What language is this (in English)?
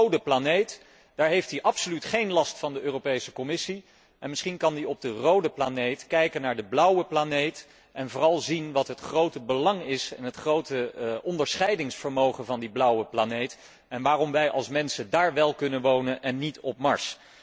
Dutch